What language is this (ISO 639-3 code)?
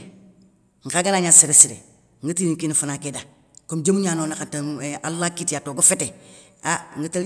snk